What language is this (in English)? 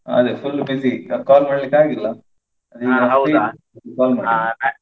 Kannada